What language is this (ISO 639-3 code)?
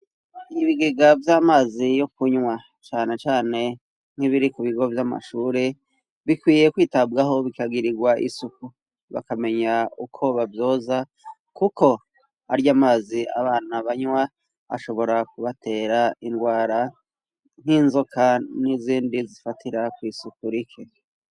run